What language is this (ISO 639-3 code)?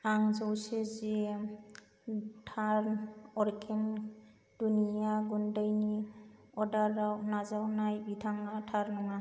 brx